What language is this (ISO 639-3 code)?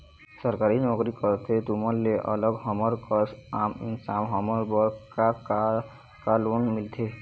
hne